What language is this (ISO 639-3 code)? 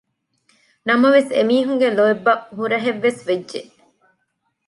div